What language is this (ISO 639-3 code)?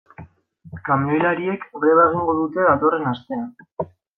eus